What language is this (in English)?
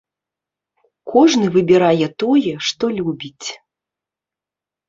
Belarusian